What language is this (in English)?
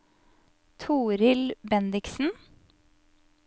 Norwegian